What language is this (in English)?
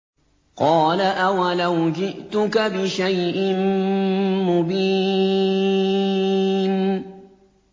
Arabic